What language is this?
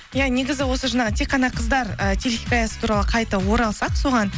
Kazakh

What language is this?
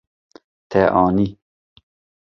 Kurdish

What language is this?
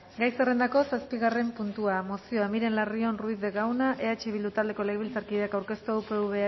Basque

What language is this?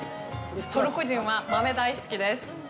Japanese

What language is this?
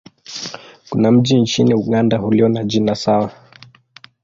Swahili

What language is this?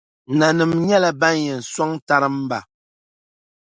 Dagbani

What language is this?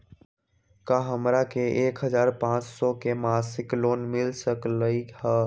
Magahi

